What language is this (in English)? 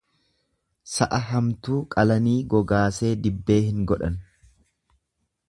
Oromo